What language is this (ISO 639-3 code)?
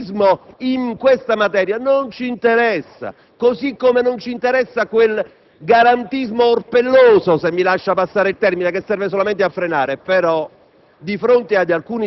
ita